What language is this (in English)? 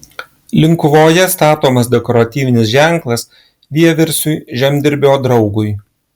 Lithuanian